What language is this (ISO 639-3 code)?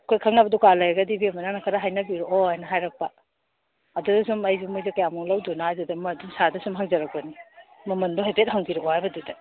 mni